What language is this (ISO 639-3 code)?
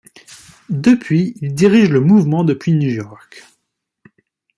fra